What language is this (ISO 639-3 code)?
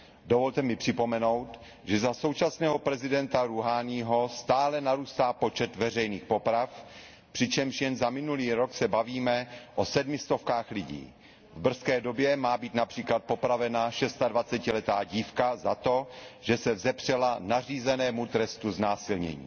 ces